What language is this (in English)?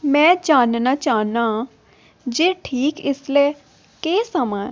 Dogri